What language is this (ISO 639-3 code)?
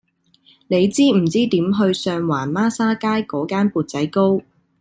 yue